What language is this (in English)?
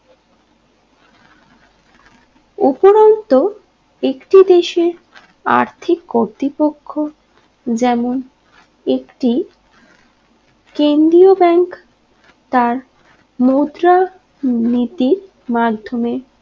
Bangla